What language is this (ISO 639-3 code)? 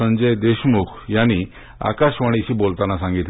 mar